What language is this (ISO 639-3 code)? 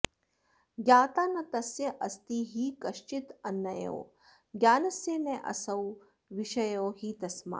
san